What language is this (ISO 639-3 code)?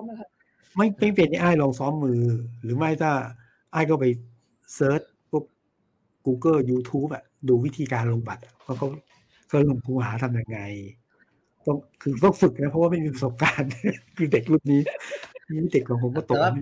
tha